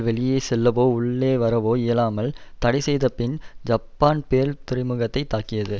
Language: Tamil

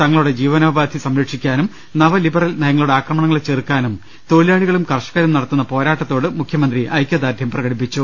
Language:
Malayalam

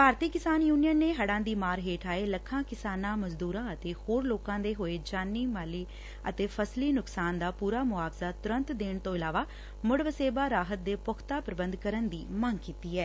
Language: Punjabi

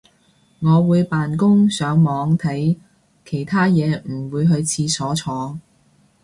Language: Cantonese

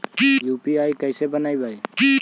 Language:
Magahi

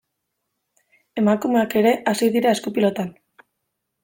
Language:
Basque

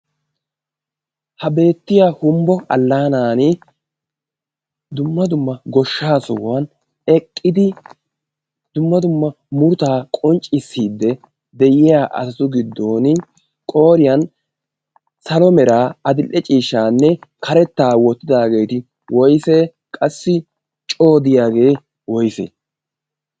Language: Wolaytta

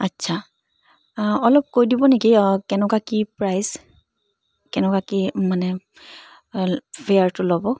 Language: Assamese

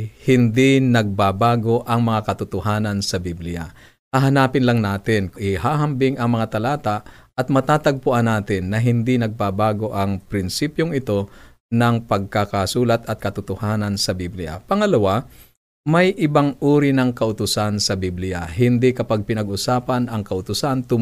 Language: Filipino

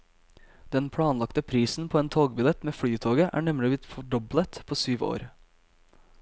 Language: Norwegian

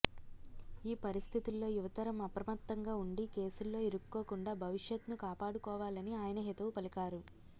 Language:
Telugu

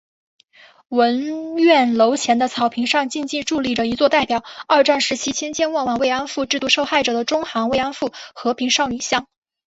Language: Chinese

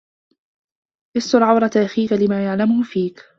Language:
Arabic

